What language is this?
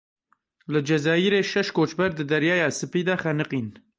Kurdish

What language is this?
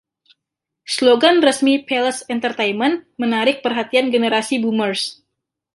Indonesian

